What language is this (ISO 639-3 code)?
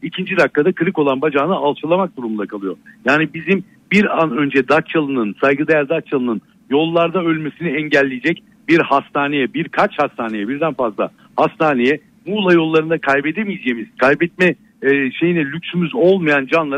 tur